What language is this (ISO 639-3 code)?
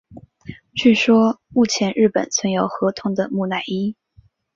zho